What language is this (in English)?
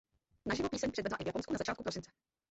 Czech